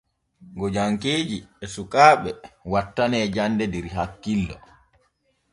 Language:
Borgu Fulfulde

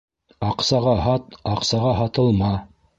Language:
Bashkir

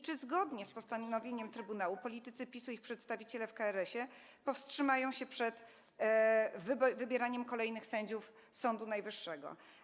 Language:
Polish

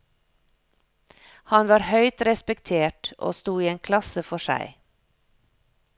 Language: Norwegian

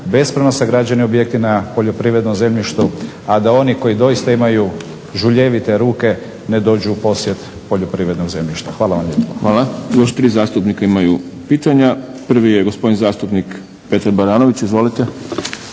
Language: Croatian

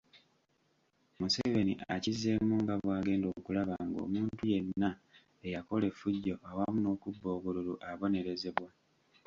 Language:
Ganda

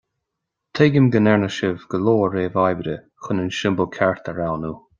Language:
Irish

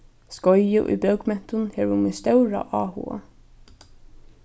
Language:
Faroese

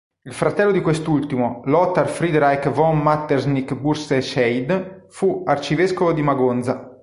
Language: Italian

